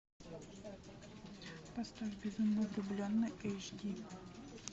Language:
Russian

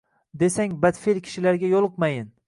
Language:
Uzbek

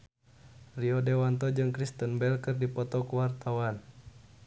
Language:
Sundanese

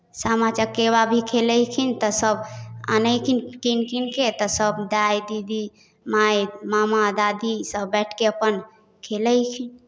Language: Maithili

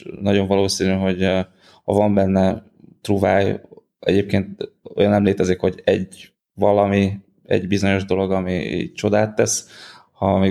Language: Hungarian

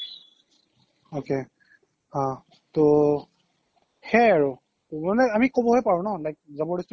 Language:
Assamese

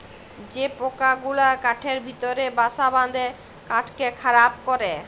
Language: Bangla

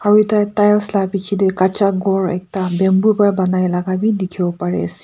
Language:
Naga Pidgin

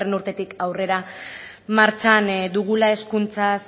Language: Basque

